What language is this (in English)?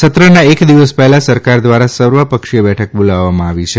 Gujarati